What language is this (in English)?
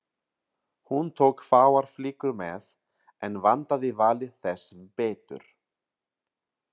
Icelandic